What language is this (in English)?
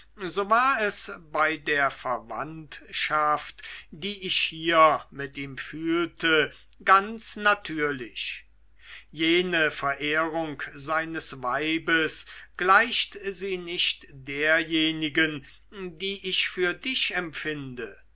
German